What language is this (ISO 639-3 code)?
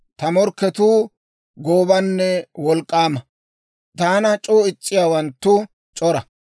dwr